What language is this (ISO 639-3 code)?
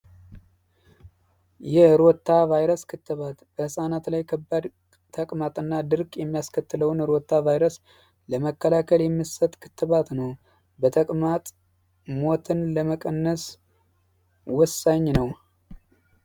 amh